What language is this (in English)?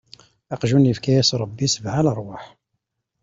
Kabyle